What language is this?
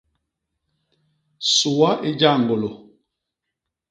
Basaa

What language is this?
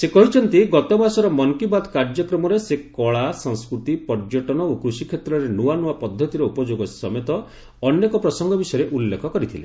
Odia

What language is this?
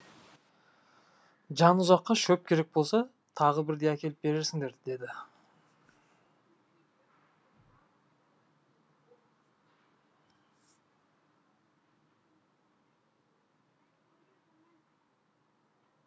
Kazakh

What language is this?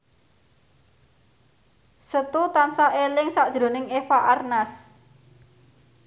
Javanese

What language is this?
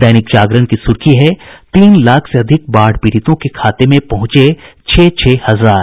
Hindi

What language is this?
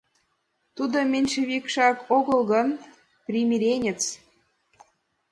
Mari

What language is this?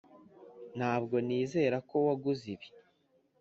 Kinyarwanda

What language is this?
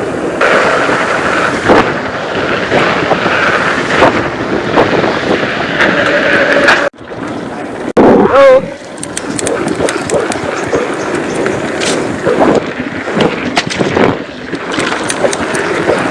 Indonesian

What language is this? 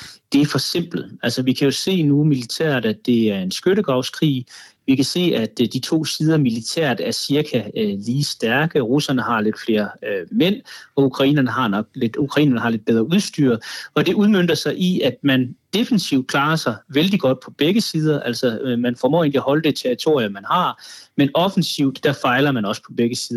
Danish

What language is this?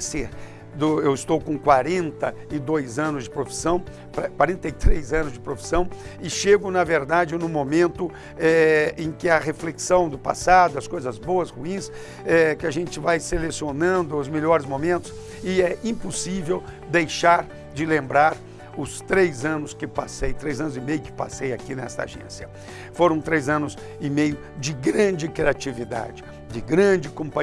Portuguese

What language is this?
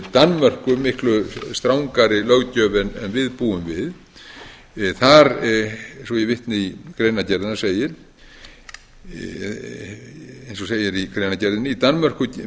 Icelandic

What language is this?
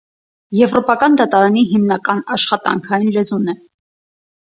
Armenian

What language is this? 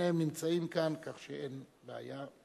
Hebrew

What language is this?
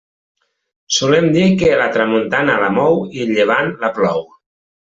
Catalan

